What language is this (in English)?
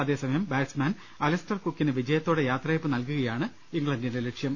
Malayalam